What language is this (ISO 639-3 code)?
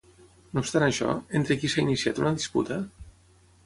cat